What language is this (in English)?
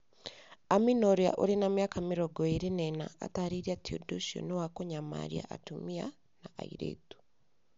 Kikuyu